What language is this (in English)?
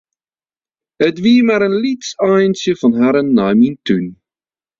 Western Frisian